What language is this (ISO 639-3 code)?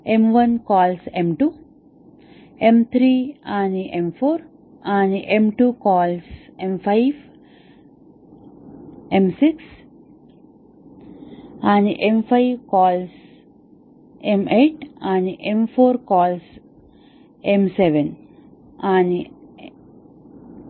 mar